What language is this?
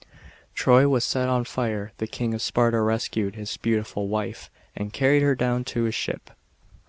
English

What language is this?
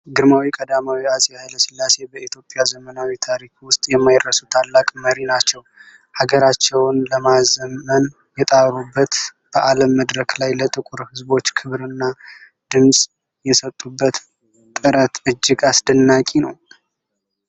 Amharic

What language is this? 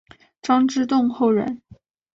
Chinese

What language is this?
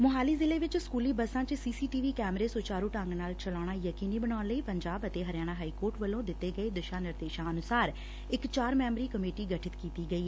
Punjabi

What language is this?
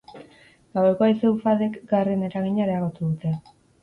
Basque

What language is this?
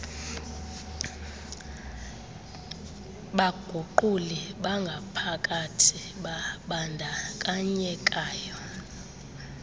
Xhosa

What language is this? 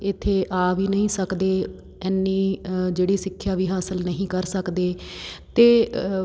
Punjabi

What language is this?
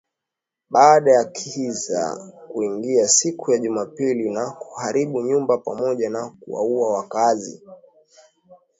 Swahili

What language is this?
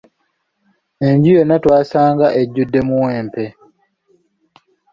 Ganda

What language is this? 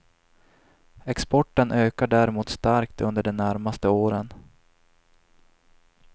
Swedish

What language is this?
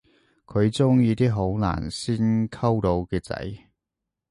Cantonese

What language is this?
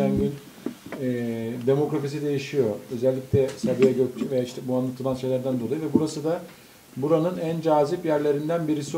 Turkish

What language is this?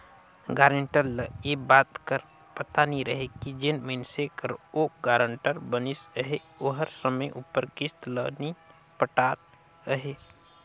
Chhattisgarhi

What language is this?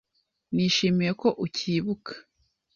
Kinyarwanda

